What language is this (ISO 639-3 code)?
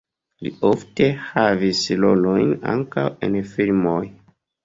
epo